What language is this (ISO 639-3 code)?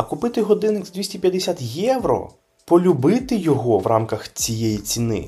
ukr